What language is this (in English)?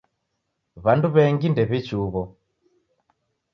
Taita